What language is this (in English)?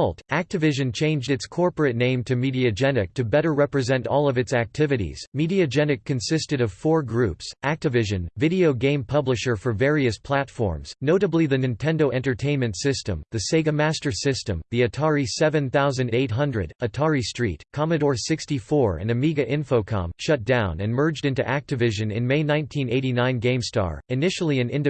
English